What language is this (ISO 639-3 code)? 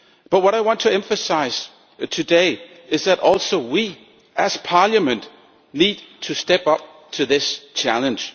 eng